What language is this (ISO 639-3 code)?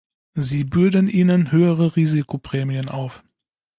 deu